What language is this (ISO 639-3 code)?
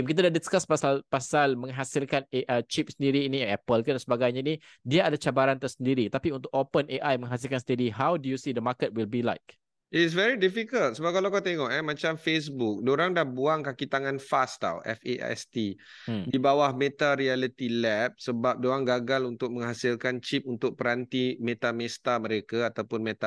msa